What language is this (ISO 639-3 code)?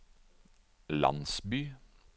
nor